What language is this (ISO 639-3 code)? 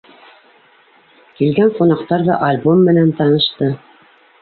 bak